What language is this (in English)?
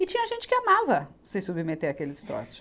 Portuguese